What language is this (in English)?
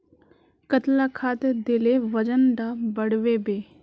Magahi